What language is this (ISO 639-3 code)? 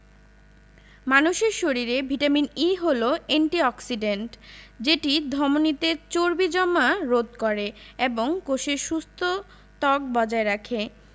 ben